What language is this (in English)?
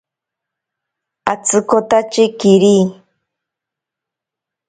Ashéninka Perené